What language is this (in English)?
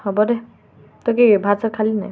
Assamese